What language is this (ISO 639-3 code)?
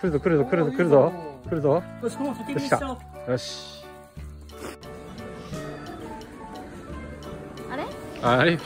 jpn